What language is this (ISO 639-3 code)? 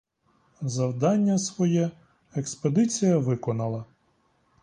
ukr